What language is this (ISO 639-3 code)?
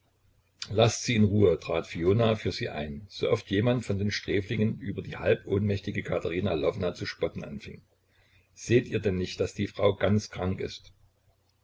deu